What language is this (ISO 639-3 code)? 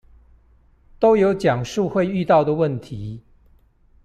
zho